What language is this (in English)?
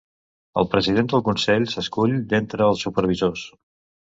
Catalan